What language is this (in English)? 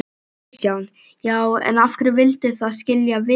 Icelandic